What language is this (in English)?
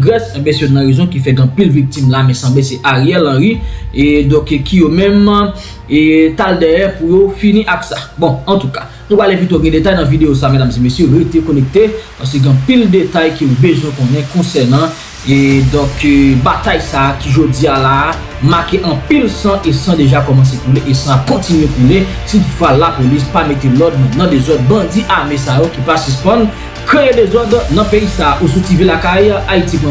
French